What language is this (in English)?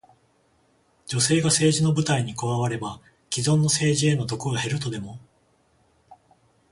Japanese